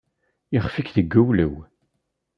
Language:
Kabyle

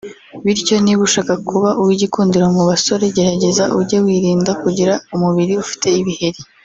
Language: Kinyarwanda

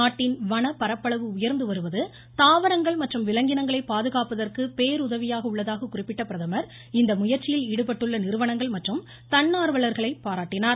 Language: Tamil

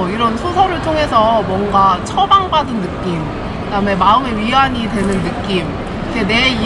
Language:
Korean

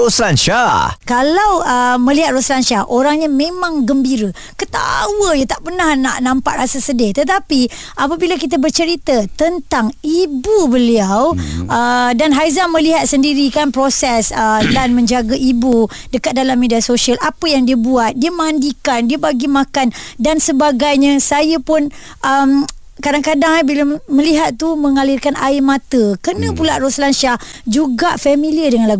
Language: Malay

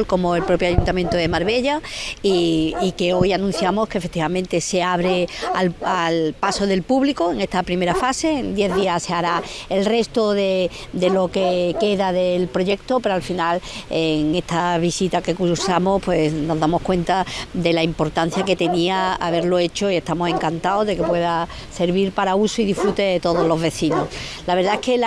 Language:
Spanish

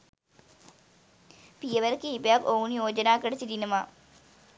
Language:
Sinhala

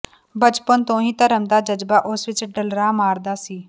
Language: Punjabi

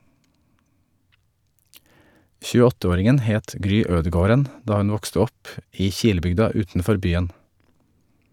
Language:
Norwegian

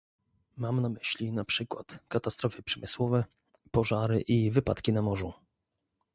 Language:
Polish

